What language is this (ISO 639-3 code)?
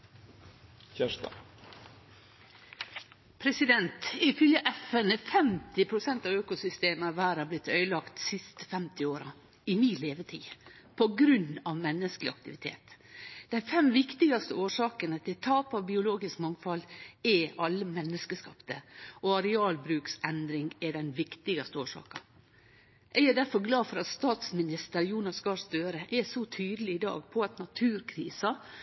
nno